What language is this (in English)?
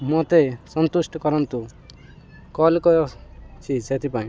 Odia